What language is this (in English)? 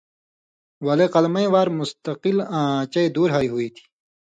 Indus Kohistani